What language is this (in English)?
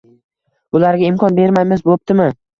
Uzbek